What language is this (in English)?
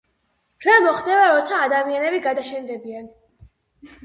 Georgian